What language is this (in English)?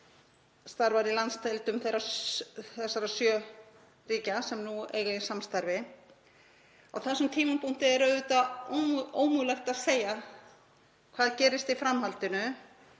Icelandic